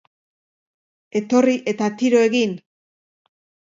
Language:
Basque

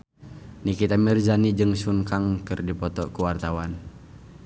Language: Sundanese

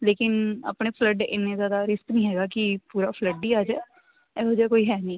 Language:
Punjabi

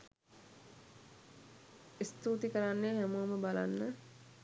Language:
Sinhala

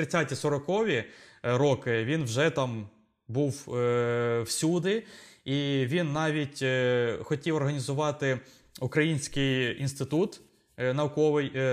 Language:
Ukrainian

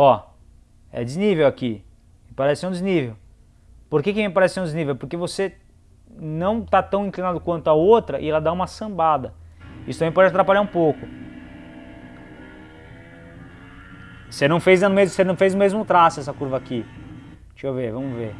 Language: Portuguese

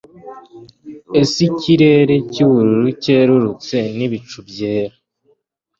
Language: Kinyarwanda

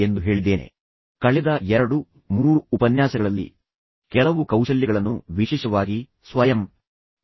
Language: Kannada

